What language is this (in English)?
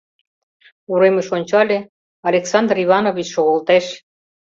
Mari